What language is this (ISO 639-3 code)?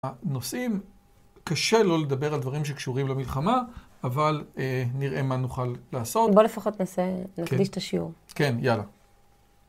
heb